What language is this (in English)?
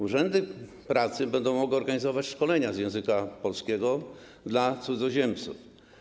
Polish